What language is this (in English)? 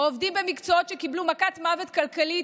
Hebrew